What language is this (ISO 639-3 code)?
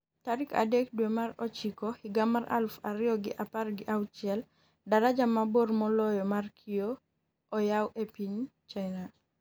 luo